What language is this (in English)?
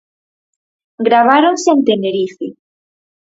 Galician